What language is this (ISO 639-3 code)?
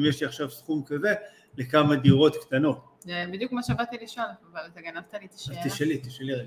heb